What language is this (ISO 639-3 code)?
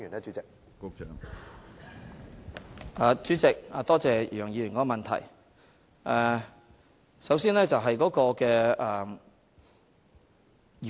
yue